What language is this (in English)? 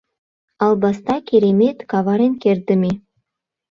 Mari